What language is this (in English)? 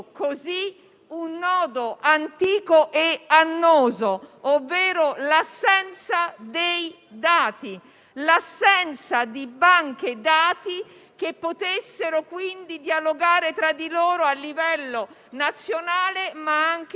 Italian